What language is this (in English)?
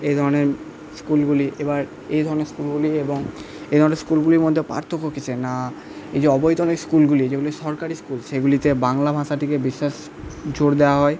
Bangla